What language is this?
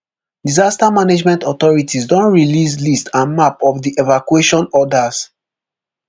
Nigerian Pidgin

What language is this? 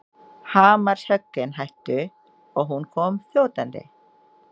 Icelandic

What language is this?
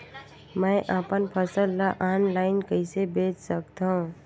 Chhattisgarhi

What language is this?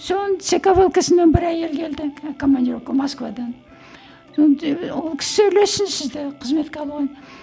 Kazakh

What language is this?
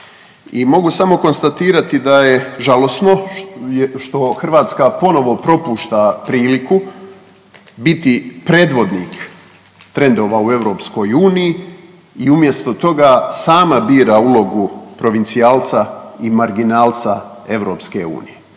Croatian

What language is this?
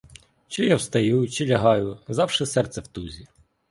Ukrainian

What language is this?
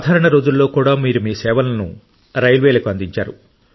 Telugu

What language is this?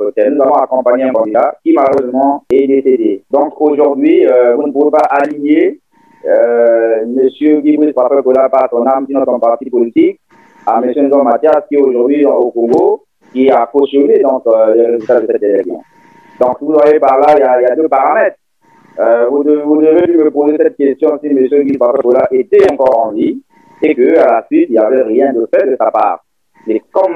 French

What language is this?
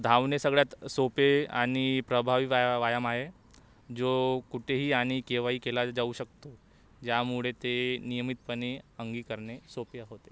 Marathi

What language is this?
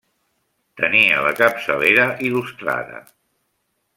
Catalan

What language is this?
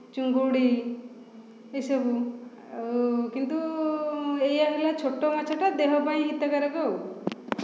Odia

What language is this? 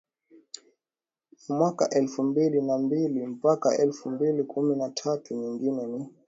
Swahili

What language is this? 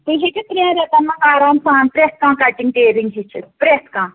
Kashmiri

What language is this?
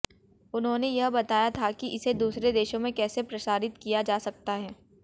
Hindi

